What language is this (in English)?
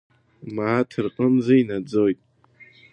Abkhazian